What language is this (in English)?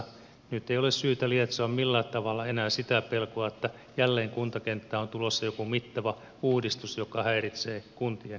Finnish